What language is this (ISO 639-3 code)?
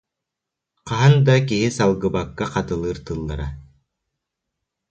sah